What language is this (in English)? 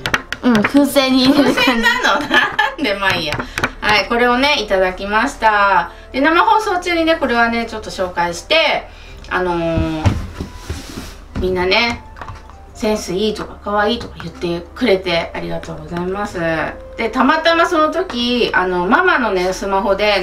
Japanese